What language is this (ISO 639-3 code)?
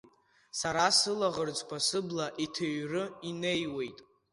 abk